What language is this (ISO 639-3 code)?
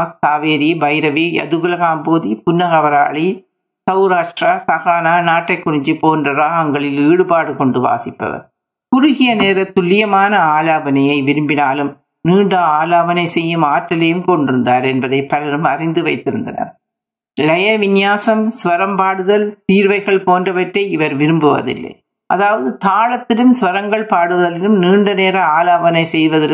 tam